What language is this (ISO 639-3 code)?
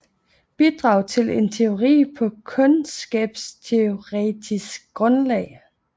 dan